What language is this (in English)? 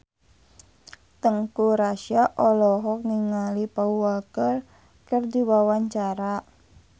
Sundanese